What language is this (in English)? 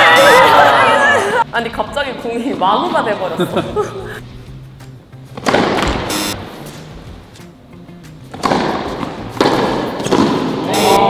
Korean